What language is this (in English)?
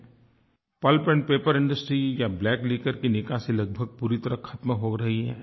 Hindi